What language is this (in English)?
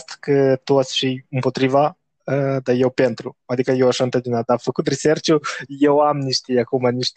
Romanian